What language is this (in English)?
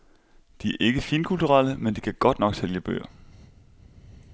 Danish